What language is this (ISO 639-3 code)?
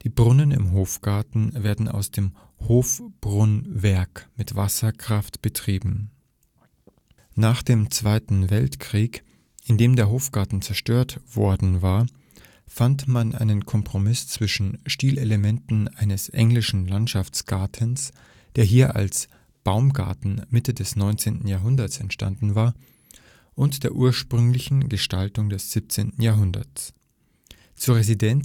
deu